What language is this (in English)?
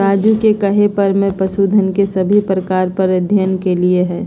Magahi